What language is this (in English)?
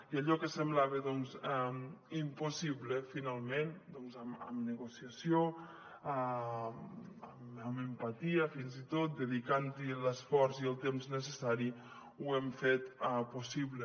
Catalan